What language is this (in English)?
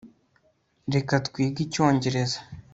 Kinyarwanda